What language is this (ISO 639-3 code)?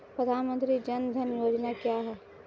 hin